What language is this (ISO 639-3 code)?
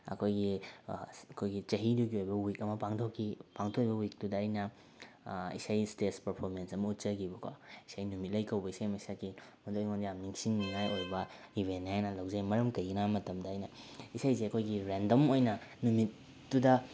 mni